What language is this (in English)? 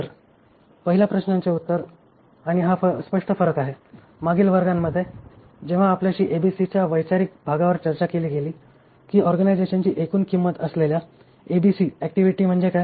Marathi